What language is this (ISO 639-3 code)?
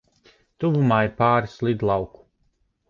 lav